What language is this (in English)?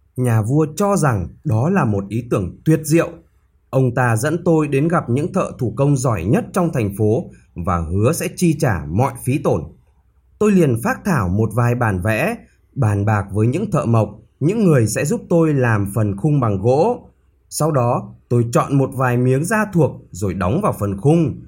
Vietnamese